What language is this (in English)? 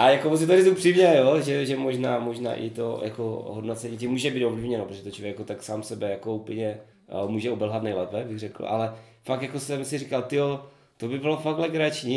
Czech